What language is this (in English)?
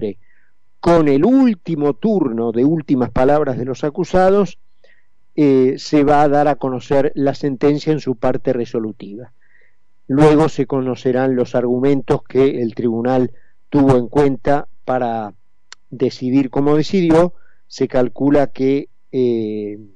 Spanish